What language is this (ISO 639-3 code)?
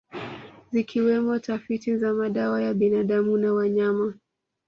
swa